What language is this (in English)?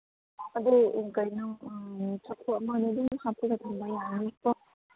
Manipuri